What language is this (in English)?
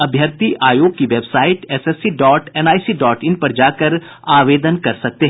Hindi